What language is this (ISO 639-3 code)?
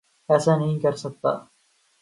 urd